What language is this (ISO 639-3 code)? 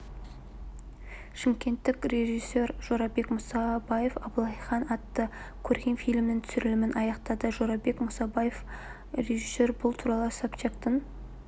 kaz